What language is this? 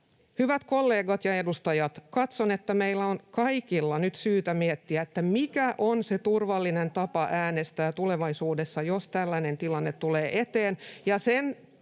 Finnish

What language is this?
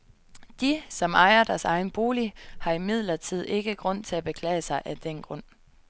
Danish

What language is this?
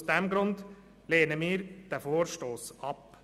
Swiss German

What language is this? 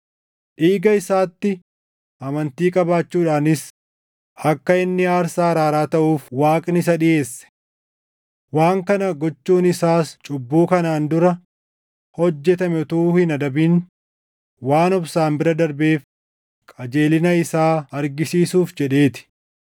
Oromo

